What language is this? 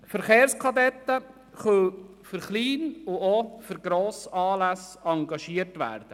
Swiss German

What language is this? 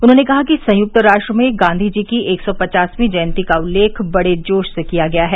Hindi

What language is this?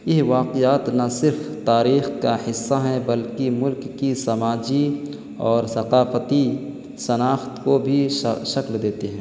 Urdu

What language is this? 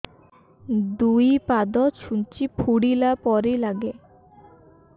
Odia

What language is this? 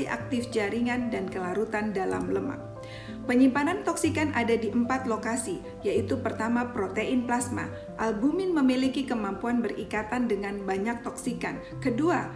Indonesian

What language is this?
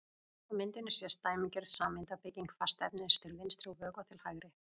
Icelandic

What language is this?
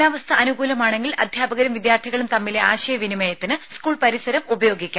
Malayalam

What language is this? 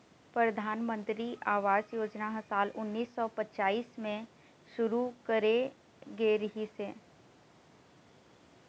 Chhattisgarhi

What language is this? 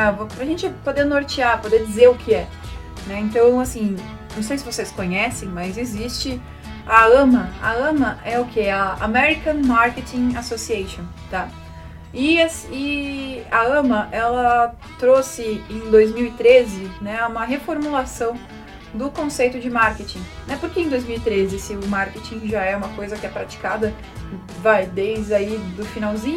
Portuguese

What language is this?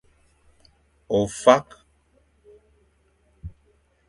Fang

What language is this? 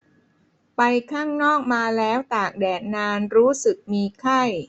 Thai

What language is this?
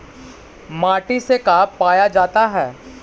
Magahi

